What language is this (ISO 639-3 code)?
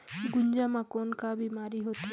hne